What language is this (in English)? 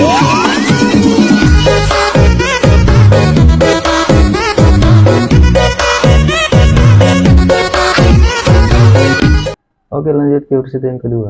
Indonesian